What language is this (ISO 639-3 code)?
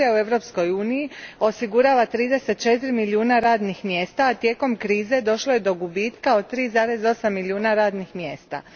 hrv